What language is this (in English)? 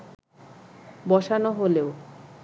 Bangla